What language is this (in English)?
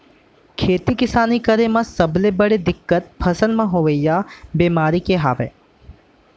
Chhattisgarhi